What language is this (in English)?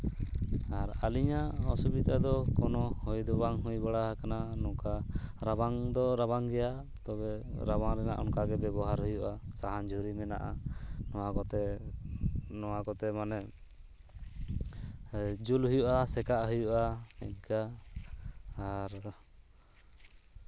Santali